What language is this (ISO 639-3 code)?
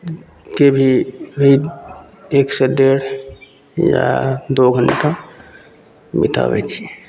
mai